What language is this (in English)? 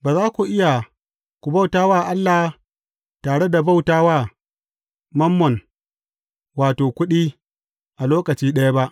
Hausa